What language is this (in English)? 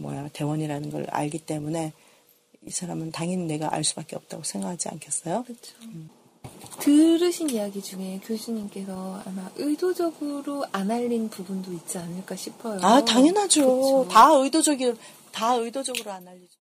Korean